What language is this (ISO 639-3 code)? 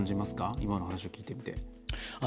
jpn